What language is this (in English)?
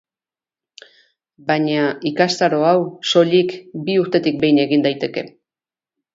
Basque